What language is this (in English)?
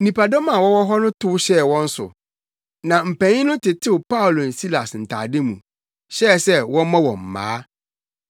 Akan